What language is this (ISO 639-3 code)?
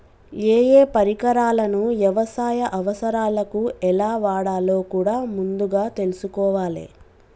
tel